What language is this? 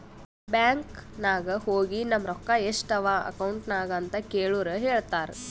Kannada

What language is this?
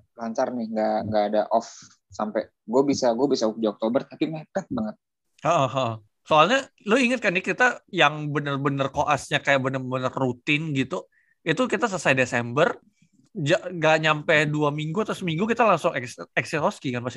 Indonesian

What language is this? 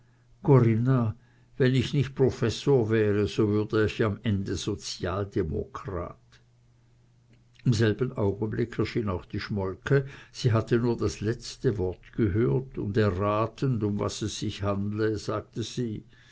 German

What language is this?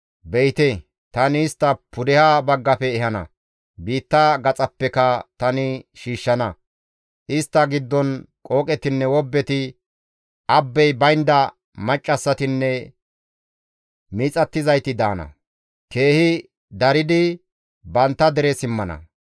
Gamo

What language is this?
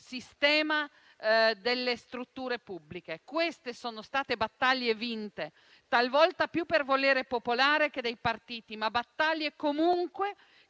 Italian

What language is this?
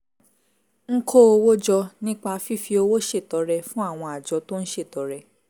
Yoruba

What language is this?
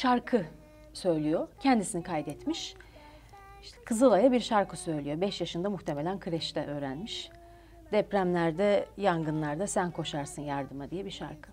Turkish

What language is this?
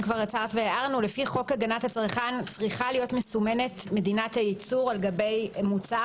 Hebrew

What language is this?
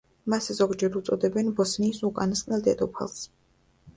Georgian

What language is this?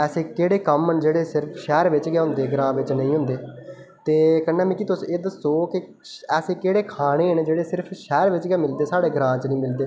Dogri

